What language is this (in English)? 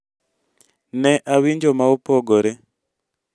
Luo (Kenya and Tanzania)